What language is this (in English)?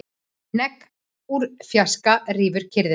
Icelandic